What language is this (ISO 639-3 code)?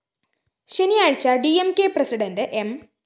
mal